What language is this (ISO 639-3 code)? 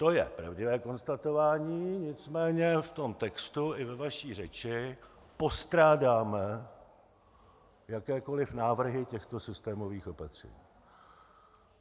ces